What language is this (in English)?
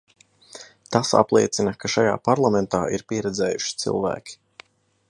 Latvian